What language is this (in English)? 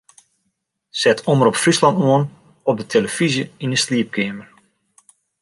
Western Frisian